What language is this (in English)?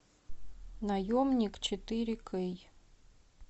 Russian